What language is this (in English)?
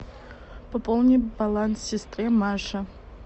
Russian